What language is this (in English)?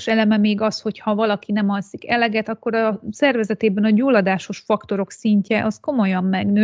Hungarian